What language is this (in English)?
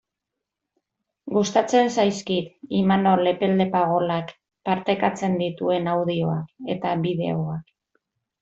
Basque